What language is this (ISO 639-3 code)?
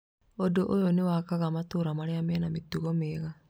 kik